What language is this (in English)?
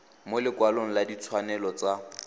Tswana